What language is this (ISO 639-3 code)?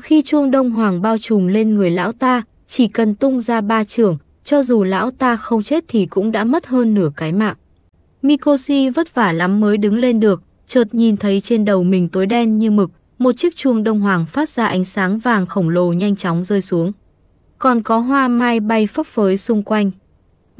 vie